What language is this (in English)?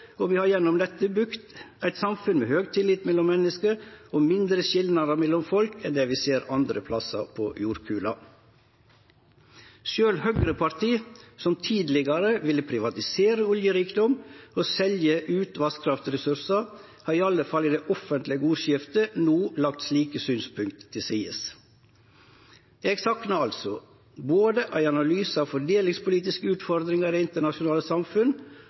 Norwegian Nynorsk